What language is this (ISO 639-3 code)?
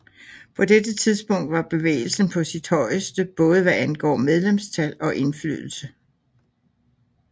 dan